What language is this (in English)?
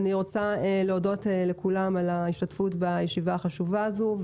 Hebrew